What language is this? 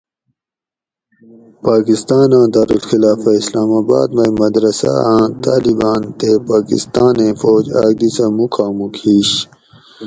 Gawri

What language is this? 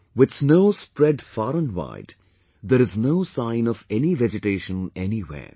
English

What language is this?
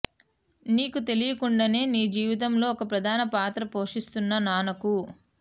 Telugu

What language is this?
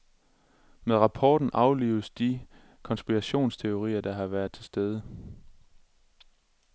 Danish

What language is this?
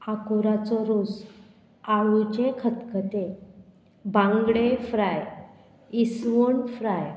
Konkani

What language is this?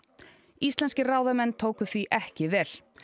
Icelandic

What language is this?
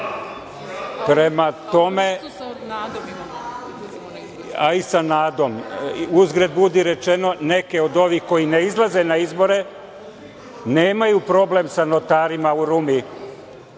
Serbian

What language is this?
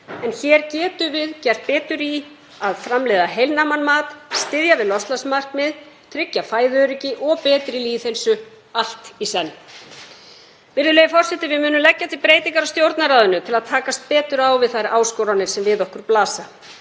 Icelandic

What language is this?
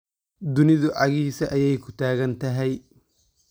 Somali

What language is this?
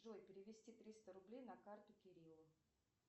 Russian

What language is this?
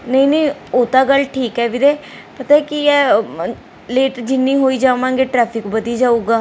Punjabi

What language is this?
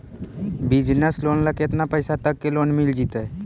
Magahi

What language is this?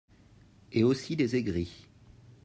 French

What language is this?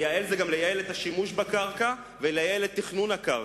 Hebrew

